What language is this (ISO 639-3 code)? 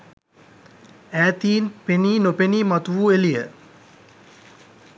sin